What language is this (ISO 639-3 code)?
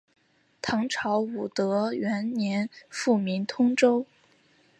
zho